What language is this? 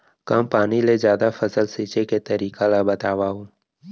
Chhattisgarhi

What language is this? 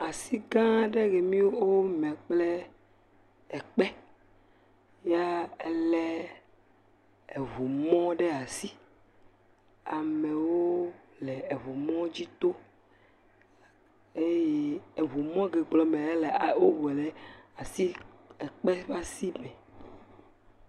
Ewe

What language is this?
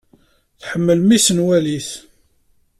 Kabyle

